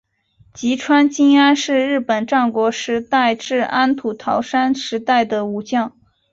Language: Chinese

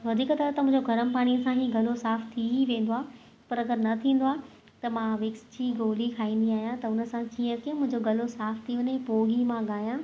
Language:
Sindhi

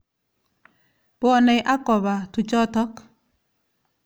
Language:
Kalenjin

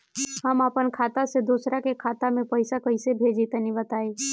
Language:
Bhojpuri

